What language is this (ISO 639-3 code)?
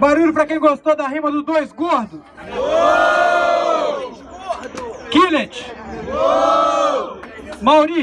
por